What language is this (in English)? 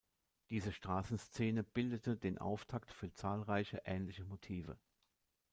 German